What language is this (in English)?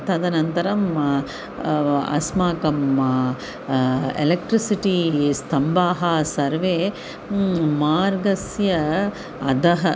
Sanskrit